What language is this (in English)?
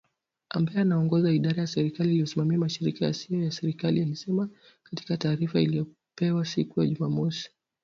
Swahili